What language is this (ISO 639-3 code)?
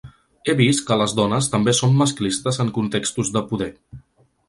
cat